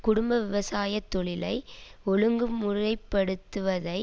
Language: Tamil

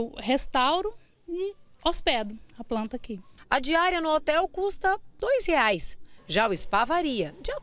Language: Portuguese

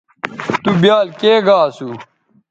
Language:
Bateri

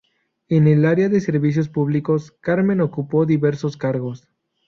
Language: Spanish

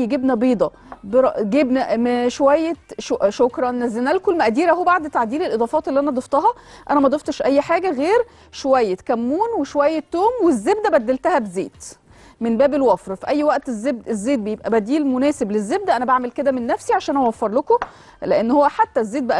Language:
Arabic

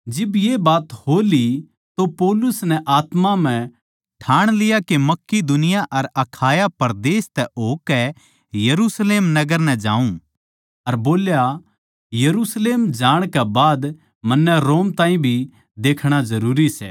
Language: Haryanvi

